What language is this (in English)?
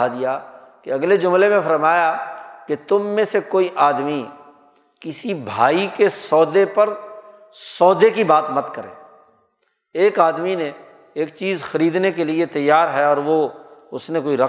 Urdu